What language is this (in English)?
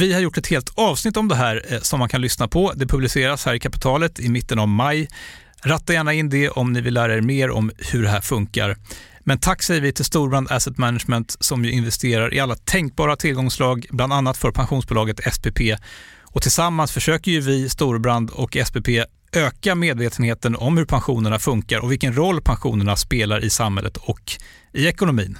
Swedish